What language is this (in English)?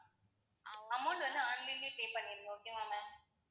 Tamil